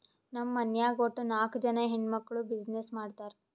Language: Kannada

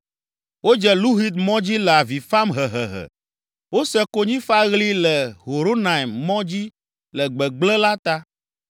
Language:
Ewe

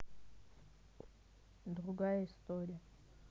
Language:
Russian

